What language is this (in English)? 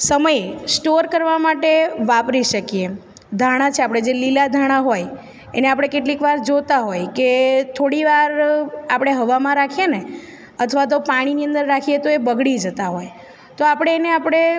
Gujarati